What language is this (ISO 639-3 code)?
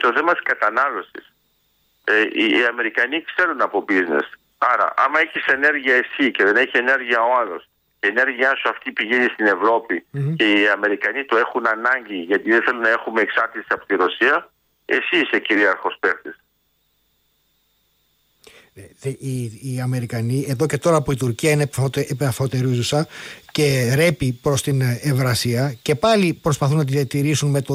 ell